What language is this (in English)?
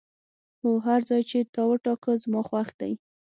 Pashto